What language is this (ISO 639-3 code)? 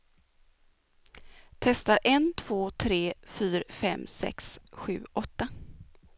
swe